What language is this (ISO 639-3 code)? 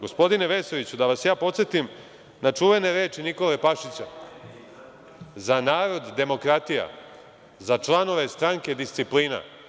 srp